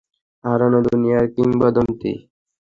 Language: Bangla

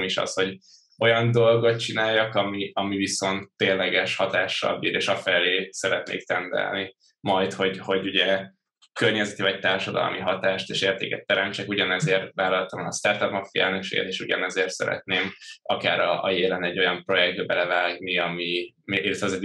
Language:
Hungarian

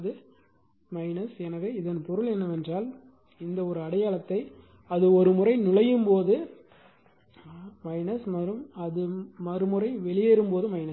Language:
Tamil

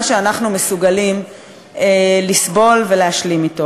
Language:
Hebrew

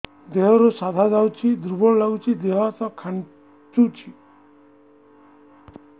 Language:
Odia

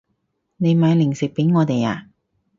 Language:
Cantonese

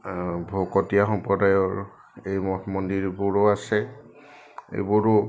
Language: Assamese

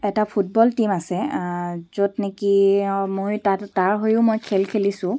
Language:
Assamese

